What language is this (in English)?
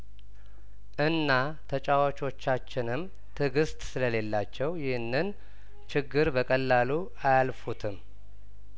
Amharic